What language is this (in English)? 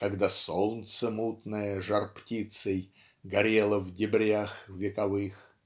Russian